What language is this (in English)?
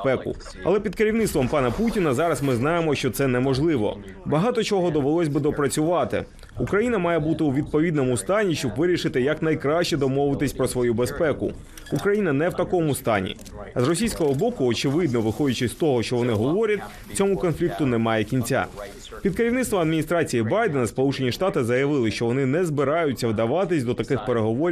Ukrainian